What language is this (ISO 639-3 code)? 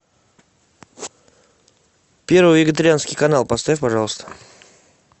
rus